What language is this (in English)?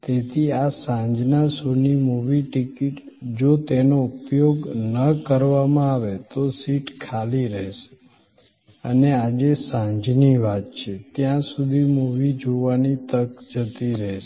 Gujarati